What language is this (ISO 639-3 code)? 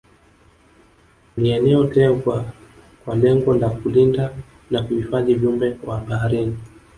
swa